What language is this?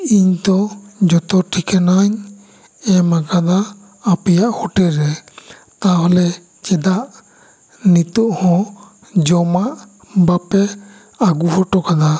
Santali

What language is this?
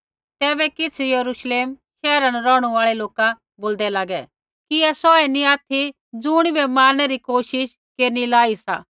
Kullu Pahari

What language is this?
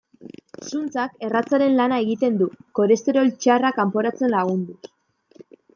Basque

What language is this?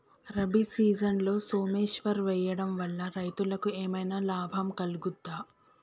Telugu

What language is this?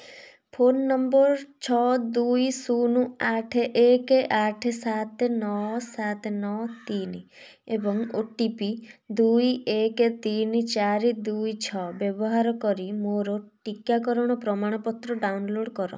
Odia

